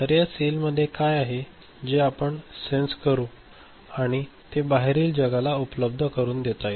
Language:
Marathi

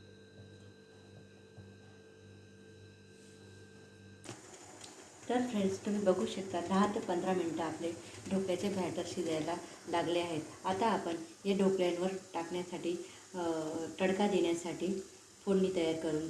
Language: Hindi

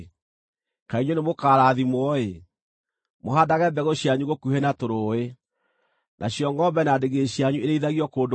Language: Kikuyu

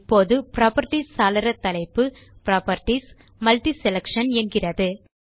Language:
Tamil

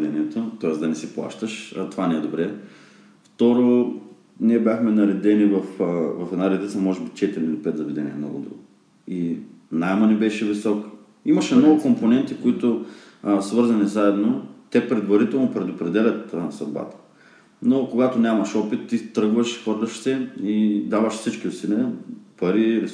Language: Bulgarian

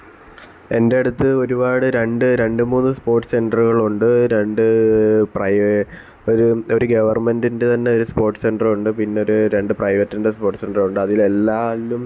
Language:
Malayalam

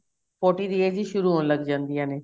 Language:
Punjabi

